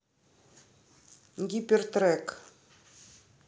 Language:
Russian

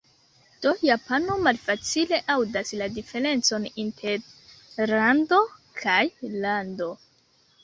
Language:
Esperanto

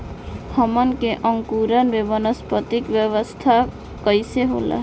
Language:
Bhojpuri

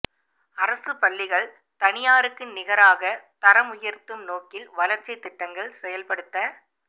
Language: Tamil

